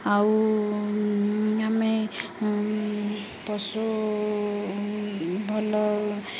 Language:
Odia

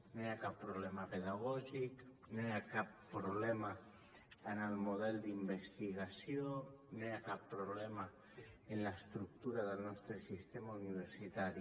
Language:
Catalan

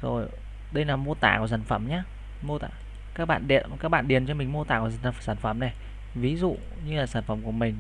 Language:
Vietnamese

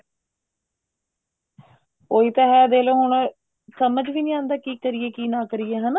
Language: Punjabi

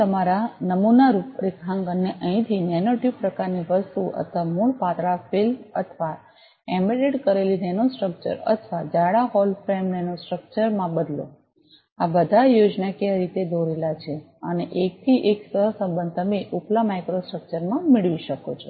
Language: Gujarati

